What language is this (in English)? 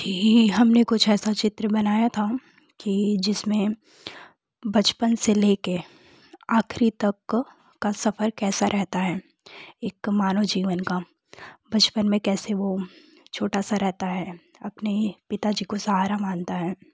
Hindi